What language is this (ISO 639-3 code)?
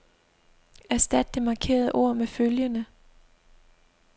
dan